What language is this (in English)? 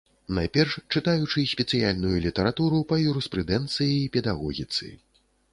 Belarusian